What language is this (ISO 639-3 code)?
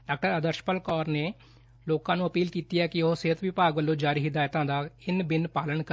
pan